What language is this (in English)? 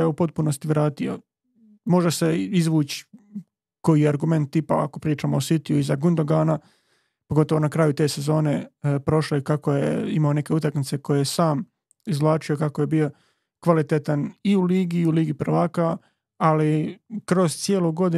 Croatian